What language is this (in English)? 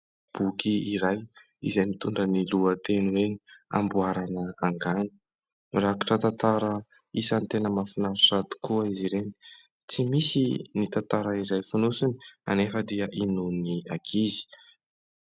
Malagasy